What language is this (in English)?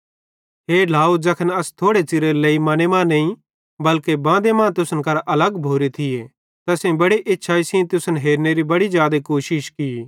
Bhadrawahi